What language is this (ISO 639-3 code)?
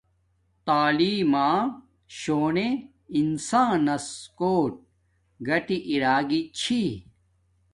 dmk